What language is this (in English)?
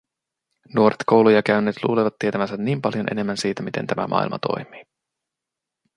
Finnish